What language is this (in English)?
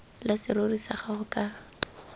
Tswana